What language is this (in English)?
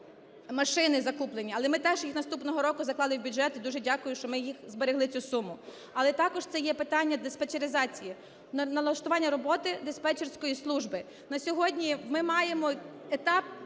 Ukrainian